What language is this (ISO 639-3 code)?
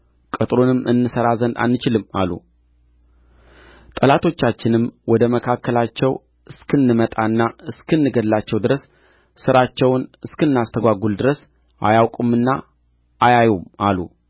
amh